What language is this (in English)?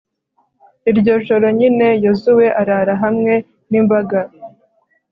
Kinyarwanda